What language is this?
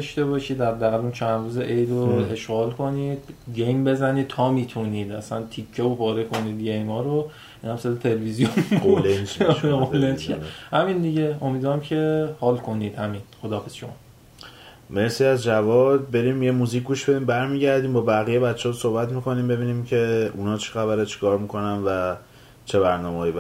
Persian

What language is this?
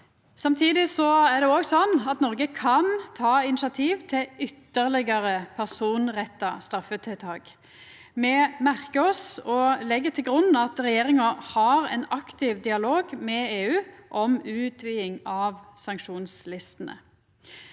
Norwegian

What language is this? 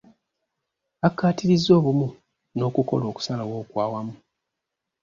Ganda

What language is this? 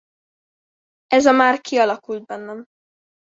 Hungarian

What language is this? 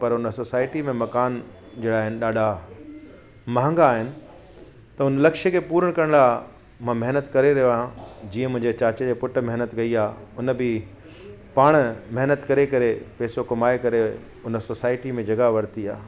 Sindhi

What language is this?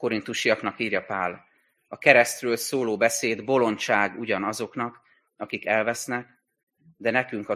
Hungarian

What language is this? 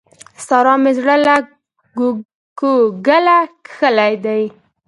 Pashto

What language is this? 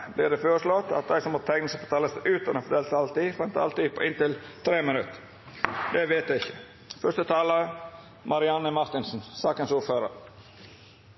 Norwegian Nynorsk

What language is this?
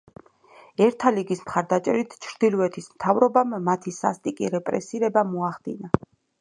Georgian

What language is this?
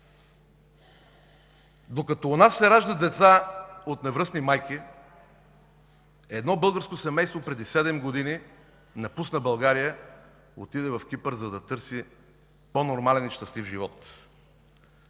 Bulgarian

